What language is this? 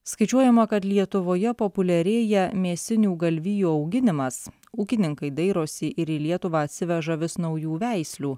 Lithuanian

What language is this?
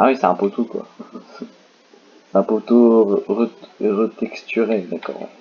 French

